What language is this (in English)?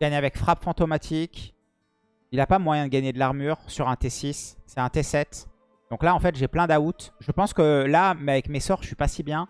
French